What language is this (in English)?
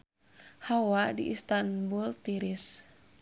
Sundanese